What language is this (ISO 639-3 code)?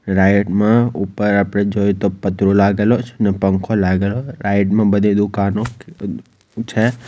guj